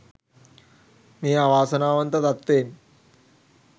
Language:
Sinhala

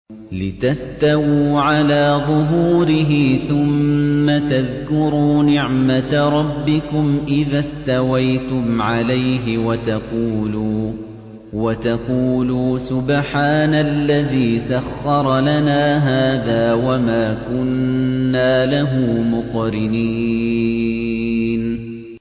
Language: Arabic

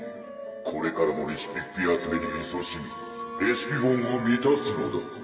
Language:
Japanese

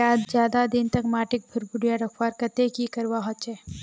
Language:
Magahi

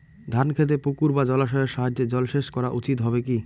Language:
Bangla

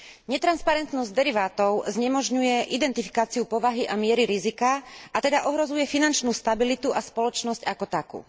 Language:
Slovak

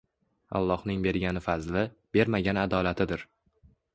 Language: Uzbek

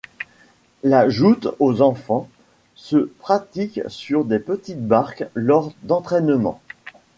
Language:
French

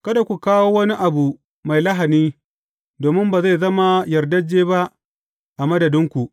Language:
Hausa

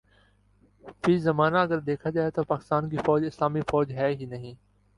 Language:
Urdu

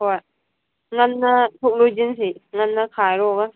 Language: Manipuri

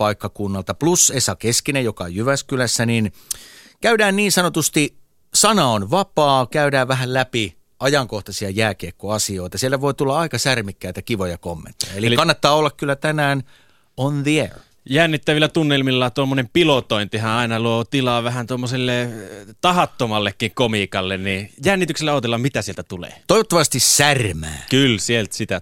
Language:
Finnish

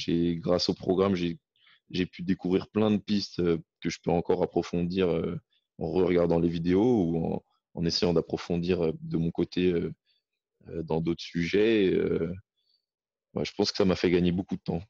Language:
French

